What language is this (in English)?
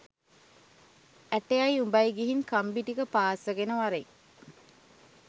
Sinhala